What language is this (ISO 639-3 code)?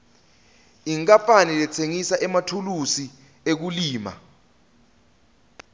ssw